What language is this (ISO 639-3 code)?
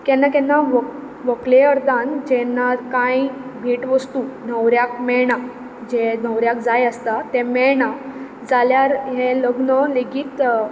kok